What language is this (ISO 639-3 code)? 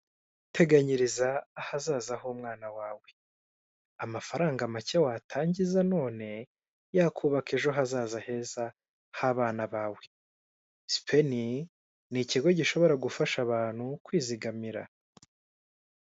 kin